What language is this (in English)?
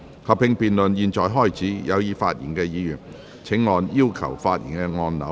Cantonese